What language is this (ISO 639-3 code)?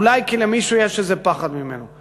heb